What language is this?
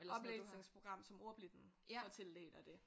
Danish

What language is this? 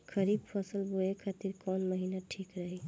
Bhojpuri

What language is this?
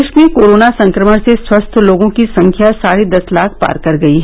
Hindi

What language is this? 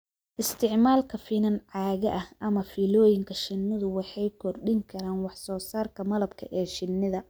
Somali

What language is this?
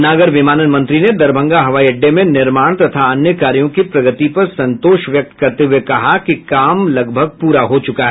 Hindi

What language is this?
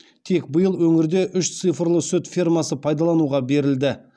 Kazakh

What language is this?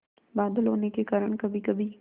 Hindi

